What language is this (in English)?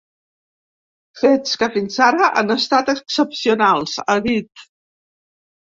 Catalan